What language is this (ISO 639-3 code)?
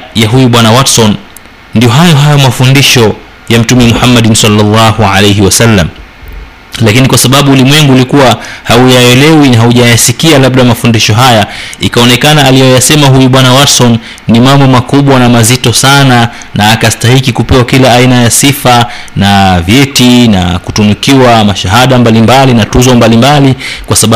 swa